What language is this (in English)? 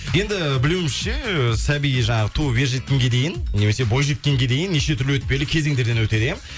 Kazakh